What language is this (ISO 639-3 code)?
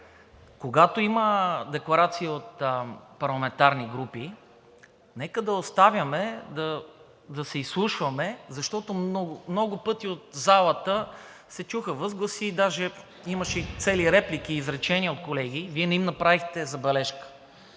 bul